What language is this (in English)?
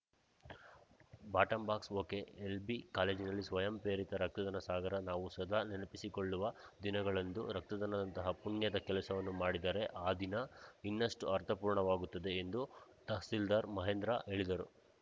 Kannada